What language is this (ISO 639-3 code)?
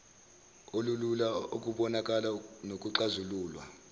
zul